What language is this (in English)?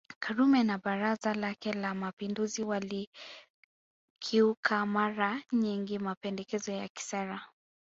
Swahili